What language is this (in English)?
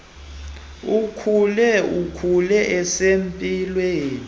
Xhosa